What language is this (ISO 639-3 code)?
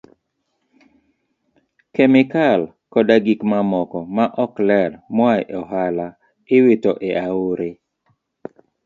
luo